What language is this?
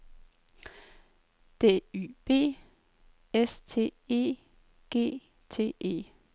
Danish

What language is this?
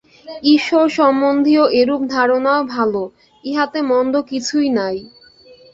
Bangla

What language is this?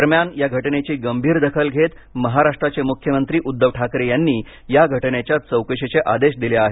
Marathi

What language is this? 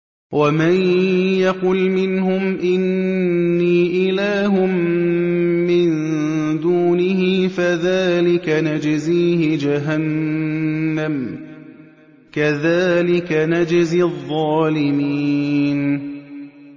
Arabic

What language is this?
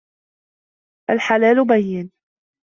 Arabic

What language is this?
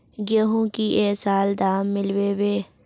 Magahi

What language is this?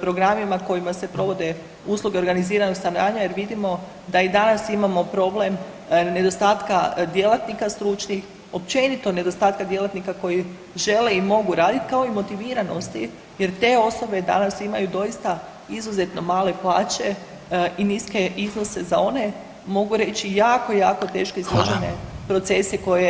Croatian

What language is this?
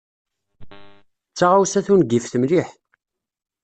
Kabyle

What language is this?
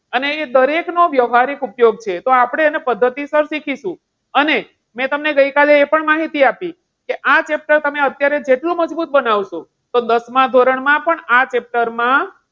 Gujarati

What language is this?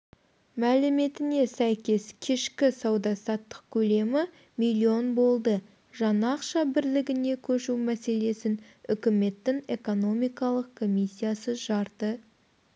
Kazakh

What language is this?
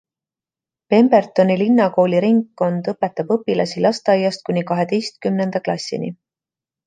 Estonian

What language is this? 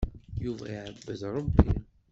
Kabyle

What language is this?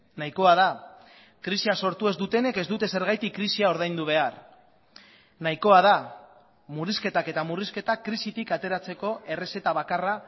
Basque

